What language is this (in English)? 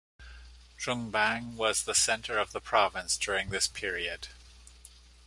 English